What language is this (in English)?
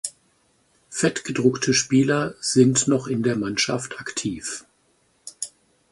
German